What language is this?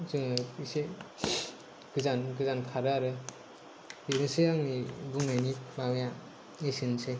Bodo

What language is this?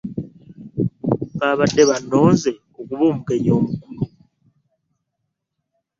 Ganda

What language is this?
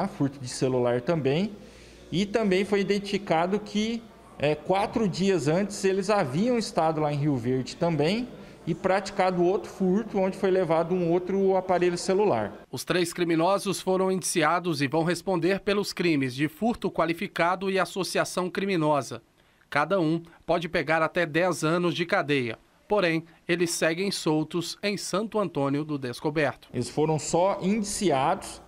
Portuguese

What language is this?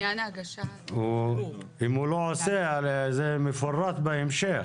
Hebrew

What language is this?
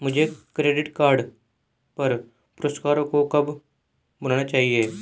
Hindi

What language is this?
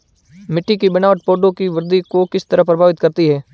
Hindi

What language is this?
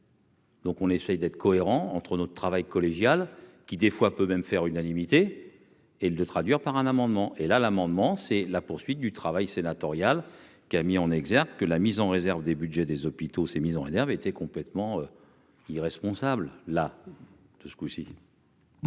French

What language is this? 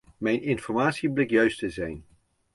Dutch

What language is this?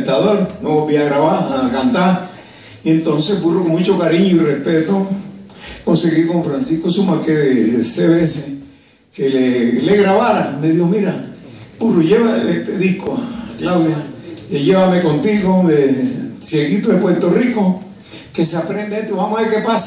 Spanish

